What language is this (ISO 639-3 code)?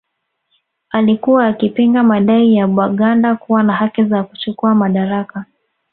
swa